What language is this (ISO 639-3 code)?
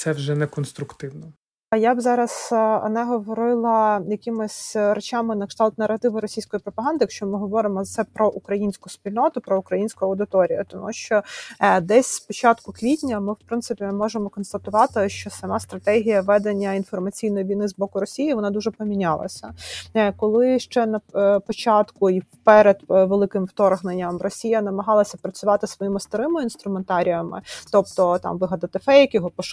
ukr